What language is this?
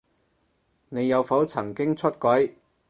Cantonese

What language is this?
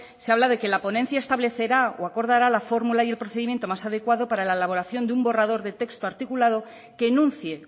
Spanish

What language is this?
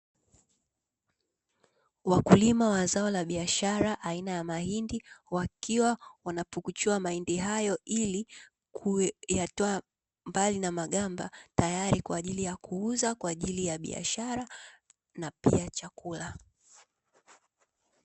Swahili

